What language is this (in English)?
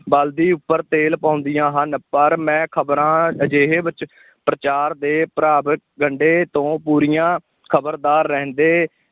Punjabi